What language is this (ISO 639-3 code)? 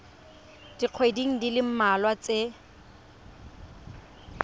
tsn